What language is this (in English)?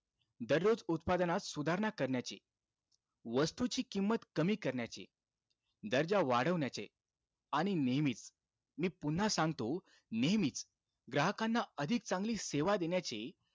Marathi